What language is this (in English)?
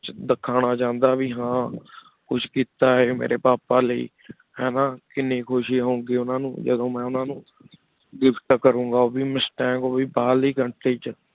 Punjabi